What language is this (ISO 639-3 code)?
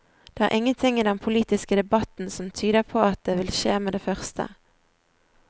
nor